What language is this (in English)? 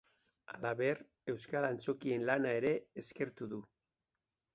Basque